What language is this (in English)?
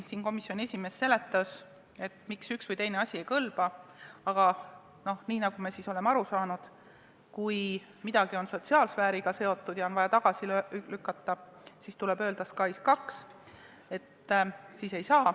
Estonian